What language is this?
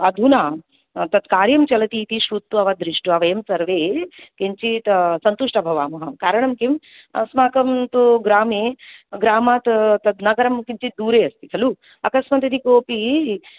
Sanskrit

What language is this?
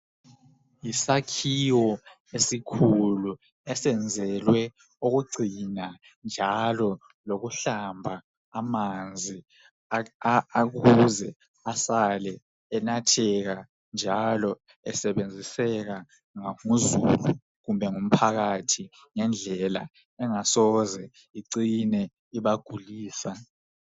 North Ndebele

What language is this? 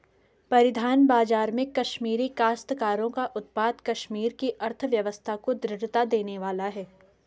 Hindi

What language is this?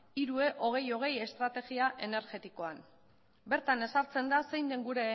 Basque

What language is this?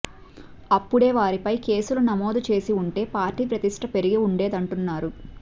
Telugu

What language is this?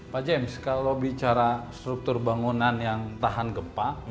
Indonesian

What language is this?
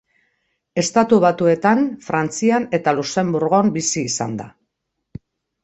Basque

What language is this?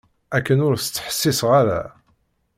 Kabyle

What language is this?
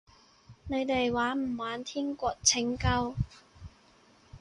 Cantonese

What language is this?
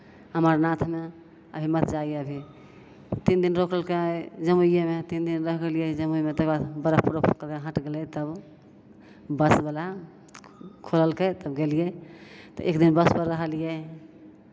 Maithili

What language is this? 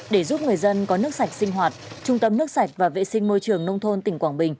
Vietnamese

